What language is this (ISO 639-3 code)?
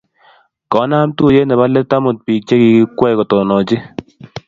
kln